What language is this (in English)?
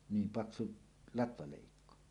Finnish